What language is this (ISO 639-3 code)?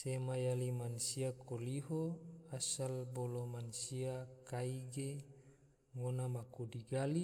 tvo